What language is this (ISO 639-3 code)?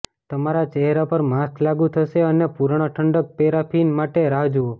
guj